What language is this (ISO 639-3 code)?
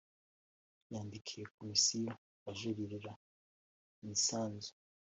kin